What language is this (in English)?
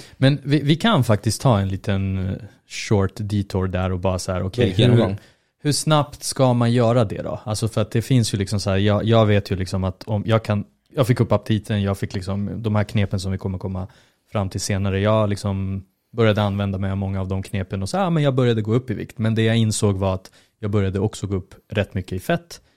Swedish